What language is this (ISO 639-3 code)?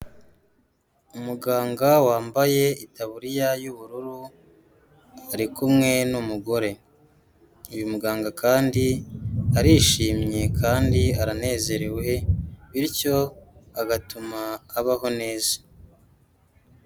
kin